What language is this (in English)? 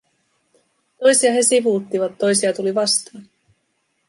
Finnish